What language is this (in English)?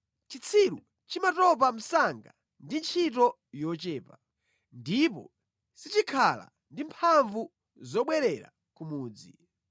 Nyanja